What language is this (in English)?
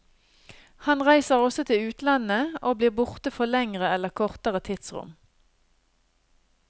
Norwegian